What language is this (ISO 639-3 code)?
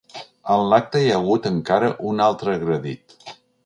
cat